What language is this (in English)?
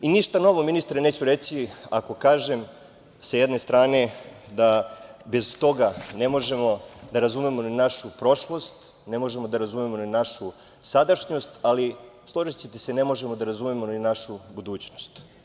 Serbian